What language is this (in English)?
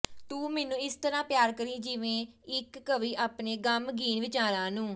Punjabi